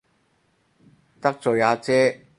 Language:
Cantonese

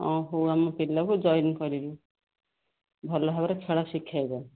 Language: Odia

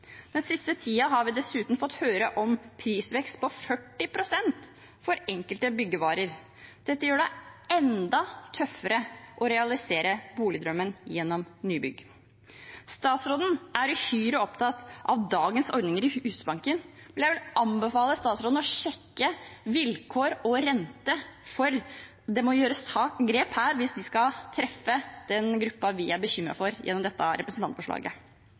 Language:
Norwegian Bokmål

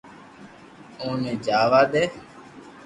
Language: Loarki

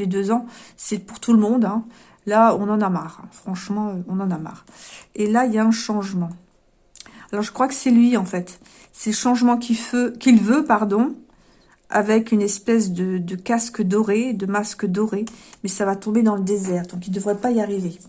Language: French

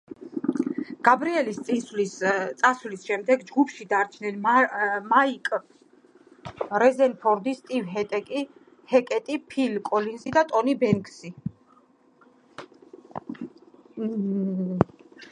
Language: Georgian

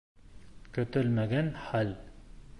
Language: Bashkir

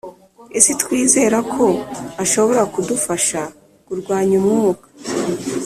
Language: Kinyarwanda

